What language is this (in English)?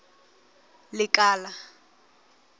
Southern Sotho